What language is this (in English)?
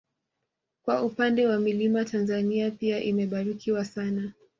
Swahili